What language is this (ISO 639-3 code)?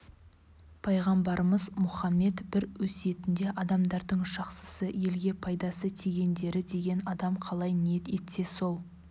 kaz